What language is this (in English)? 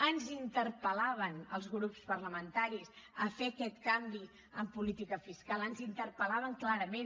Catalan